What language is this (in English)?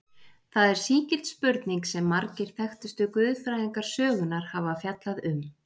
Icelandic